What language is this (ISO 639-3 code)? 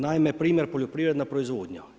hrv